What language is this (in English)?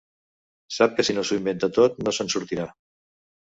Catalan